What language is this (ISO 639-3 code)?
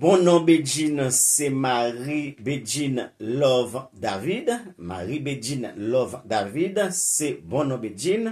fra